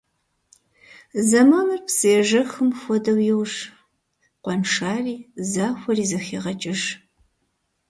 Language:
Kabardian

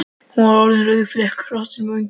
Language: Icelandic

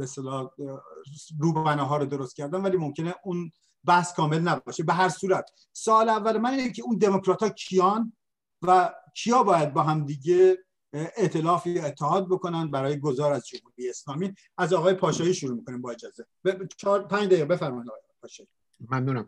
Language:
Persian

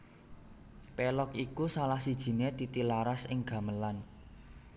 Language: Javanese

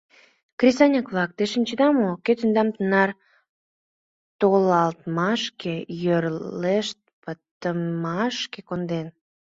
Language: Mari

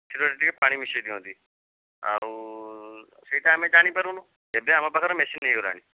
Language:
Odia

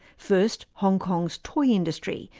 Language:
English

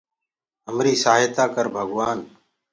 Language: Gurgula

